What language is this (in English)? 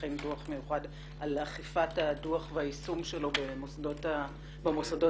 Hebrew